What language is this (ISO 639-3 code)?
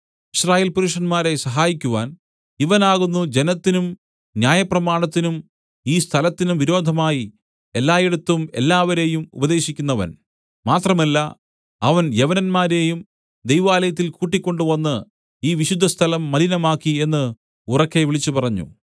mal